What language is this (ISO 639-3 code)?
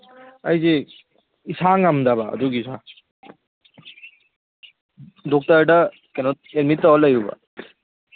mni